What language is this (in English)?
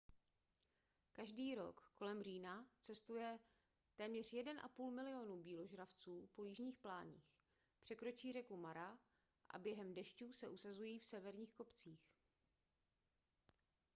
Czech